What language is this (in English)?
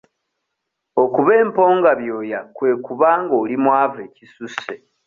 Ganda